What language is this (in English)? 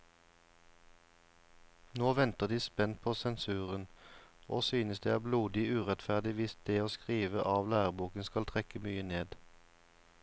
Norwegian